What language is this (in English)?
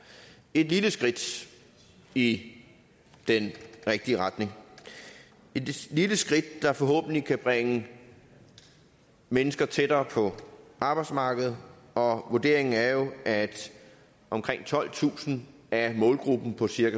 Danish